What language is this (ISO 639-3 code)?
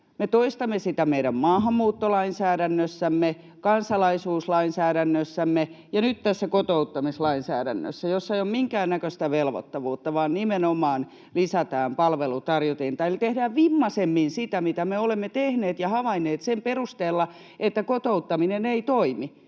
fin